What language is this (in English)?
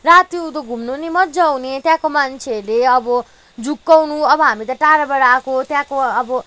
Nepali